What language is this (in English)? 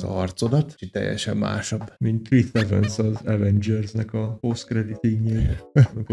Hungarian